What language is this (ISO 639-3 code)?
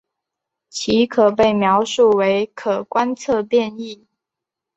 zho